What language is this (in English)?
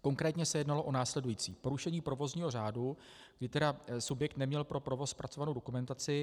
Czech